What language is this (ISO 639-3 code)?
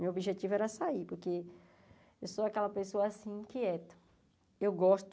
por